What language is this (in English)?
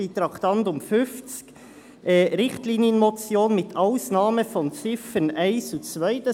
Swiss German